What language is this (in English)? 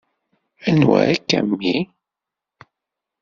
Kabyle